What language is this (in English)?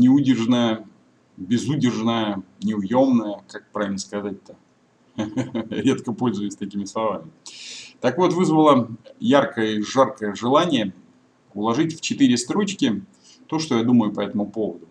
Russian